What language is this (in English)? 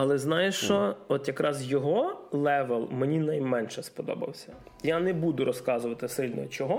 Ukrainian